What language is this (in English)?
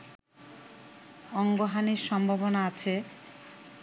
Bangla